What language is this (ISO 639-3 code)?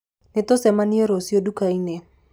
kik